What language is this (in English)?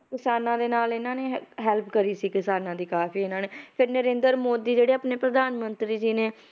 Punjabi